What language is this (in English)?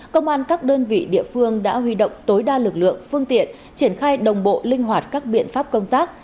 Vietnamese